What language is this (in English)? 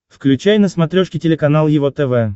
Russian